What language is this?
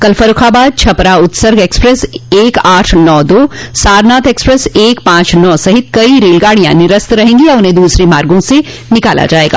Hindi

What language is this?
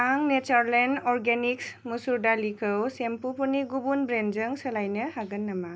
Bodo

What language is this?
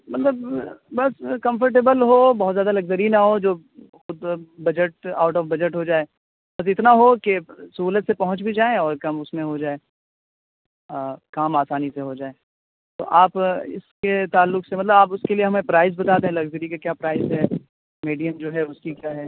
Urdu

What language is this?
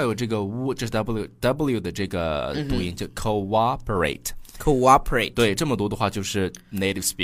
Chinese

